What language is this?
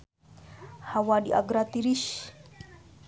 Sundanese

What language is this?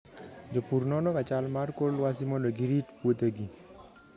Luo (Kenya and Tanzania)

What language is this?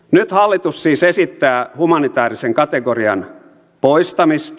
Finnish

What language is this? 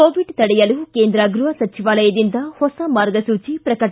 Kannada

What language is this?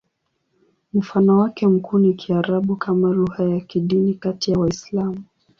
Swahili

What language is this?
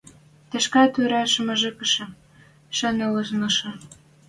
Western Mari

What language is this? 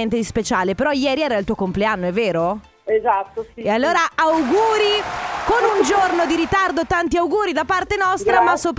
Italian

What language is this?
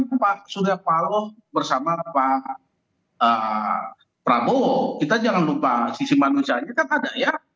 Indonesian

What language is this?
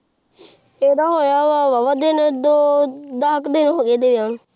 Punjabi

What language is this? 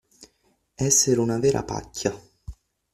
Italian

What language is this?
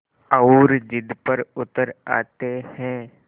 Hindi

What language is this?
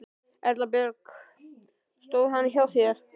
Icelandic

